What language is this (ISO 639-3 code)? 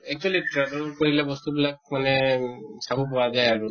asm